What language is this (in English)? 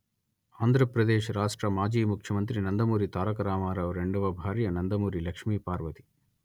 Telugu